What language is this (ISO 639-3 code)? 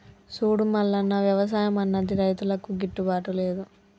tel